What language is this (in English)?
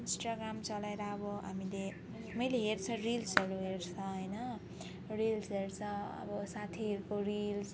Nepali